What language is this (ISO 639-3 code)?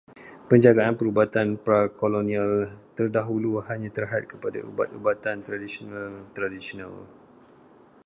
msa